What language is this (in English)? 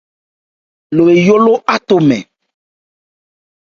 Ebrié